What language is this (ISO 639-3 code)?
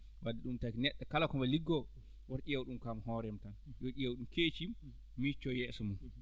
ful